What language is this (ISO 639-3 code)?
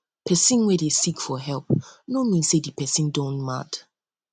pcm